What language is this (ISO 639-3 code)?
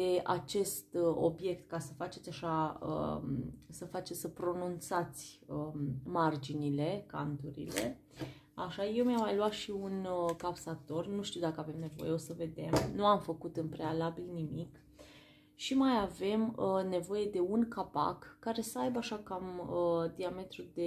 ron